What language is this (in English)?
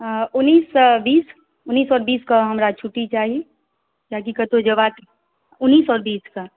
Maithili